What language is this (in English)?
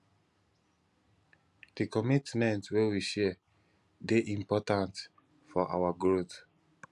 Nigerian Pidgin